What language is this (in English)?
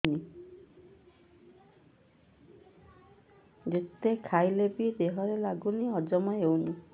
Odia